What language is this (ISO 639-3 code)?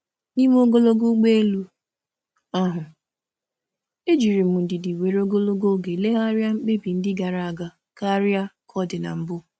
ibo